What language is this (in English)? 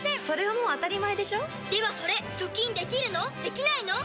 Japanese